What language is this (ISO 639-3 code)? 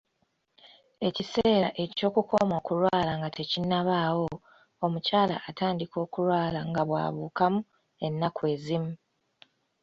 lug